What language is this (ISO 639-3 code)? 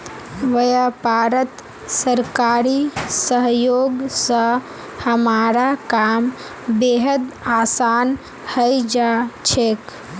mag